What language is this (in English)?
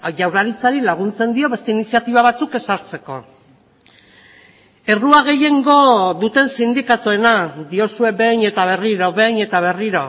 Basque